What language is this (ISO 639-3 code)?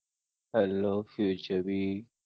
guj